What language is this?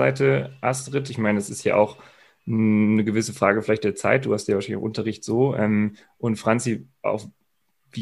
German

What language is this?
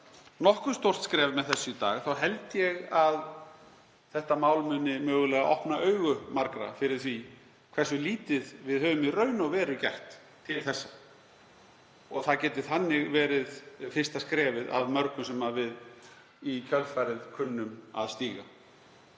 Icelandic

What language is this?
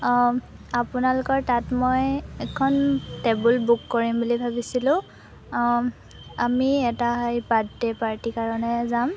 Assamese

